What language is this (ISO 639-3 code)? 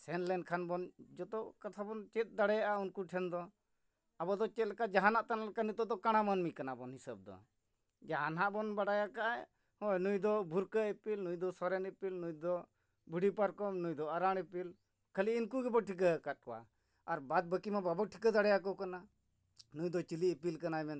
sat